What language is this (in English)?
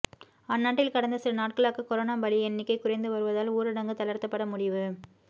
Tamil